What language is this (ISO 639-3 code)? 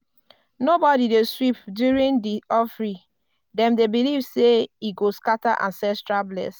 pcm